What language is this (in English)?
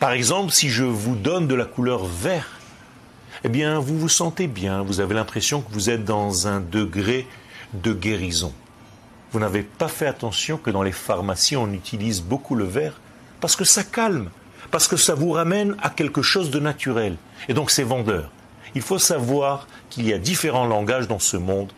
French